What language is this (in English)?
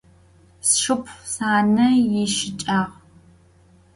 Adyghe